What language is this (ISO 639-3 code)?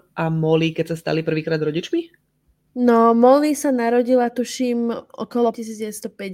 slk